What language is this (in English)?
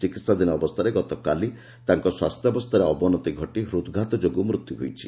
Odia